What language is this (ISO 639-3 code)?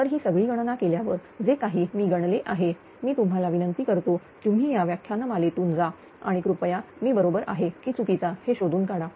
mar